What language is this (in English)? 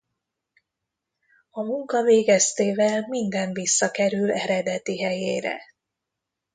Hungarian